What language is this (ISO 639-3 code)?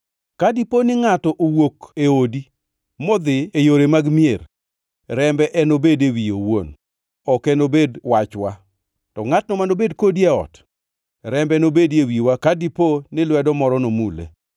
luo